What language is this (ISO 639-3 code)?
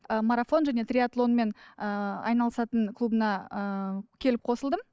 kaz